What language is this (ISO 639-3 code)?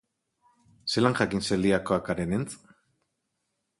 eus